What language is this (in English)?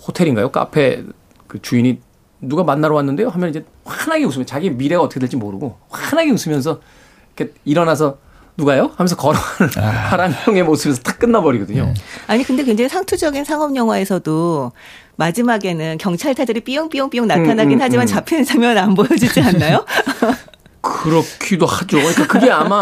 Korean